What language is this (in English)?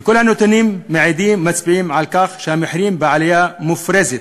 Hebrew